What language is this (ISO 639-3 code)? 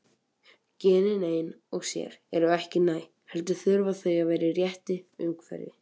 isl